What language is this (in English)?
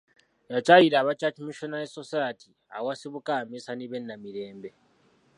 Ganda